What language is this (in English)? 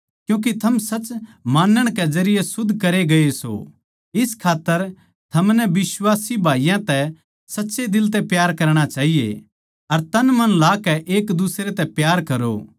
Haryanvi